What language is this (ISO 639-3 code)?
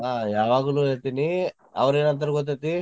kan